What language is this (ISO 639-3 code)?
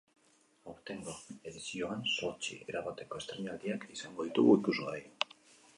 eus